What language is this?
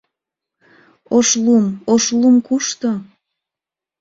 Mari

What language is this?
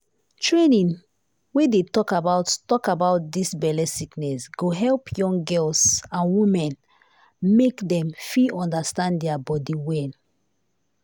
Nigerian Pidgin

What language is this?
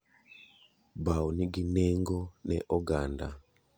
Luo (Kenya and Tanzania)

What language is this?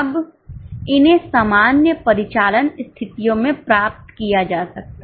Hindi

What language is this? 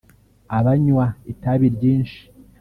Kinyarwanda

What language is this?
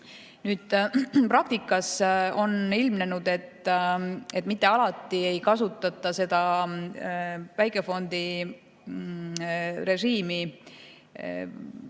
Estonian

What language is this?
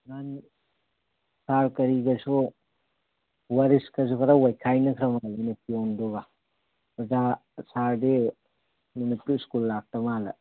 Manipuri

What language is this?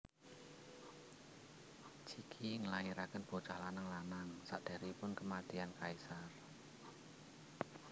Javanese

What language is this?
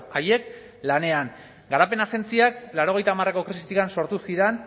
Basque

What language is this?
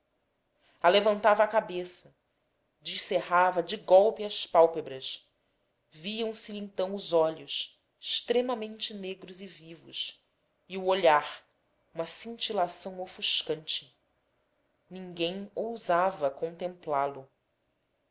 Portuguese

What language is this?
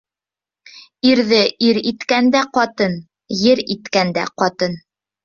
Bashkir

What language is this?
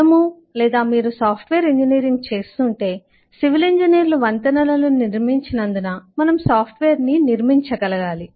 Telugu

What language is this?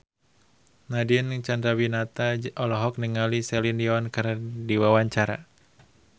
Sundanese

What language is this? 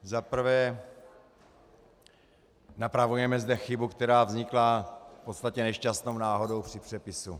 Czech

